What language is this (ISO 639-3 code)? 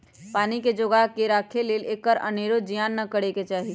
mag